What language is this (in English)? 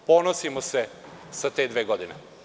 Serbian